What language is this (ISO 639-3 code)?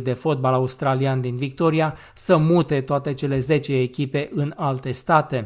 ron